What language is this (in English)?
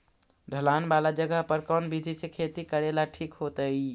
Magahi